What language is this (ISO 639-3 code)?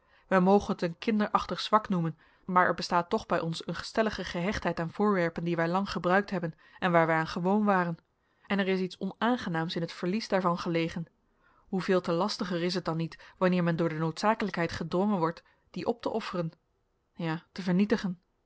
nld